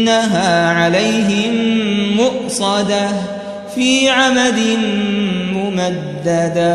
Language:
Arabic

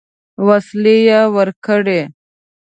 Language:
Pashto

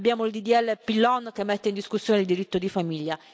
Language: Italian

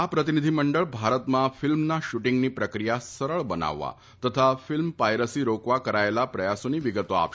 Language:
Gujarati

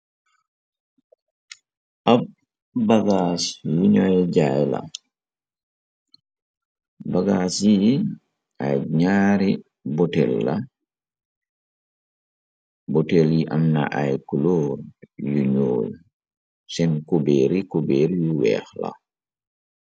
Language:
Wolof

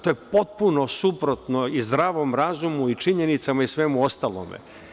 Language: Serbian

